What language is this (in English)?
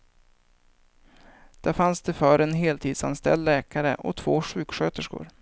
Swedish